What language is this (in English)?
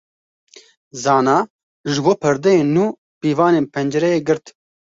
Kurdish